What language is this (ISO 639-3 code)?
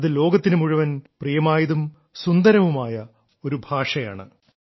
mal